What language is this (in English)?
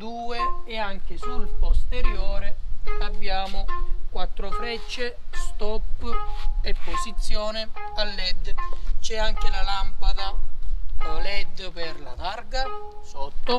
Italian